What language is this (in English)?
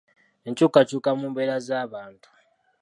Ganda